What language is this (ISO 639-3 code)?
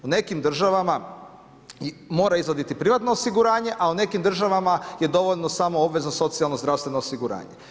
hrv